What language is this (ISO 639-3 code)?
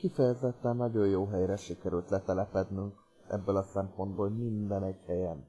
hun